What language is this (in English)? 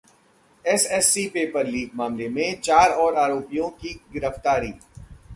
Hindi